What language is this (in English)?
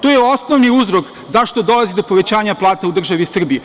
Serbian